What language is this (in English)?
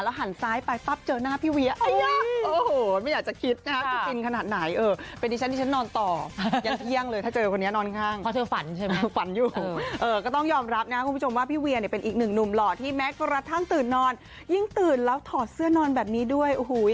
Thai